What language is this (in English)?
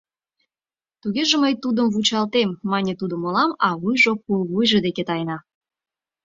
Mari